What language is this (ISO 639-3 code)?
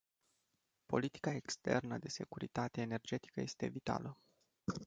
ron